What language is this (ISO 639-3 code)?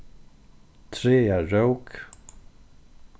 fao